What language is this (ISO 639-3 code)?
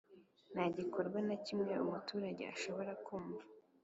kin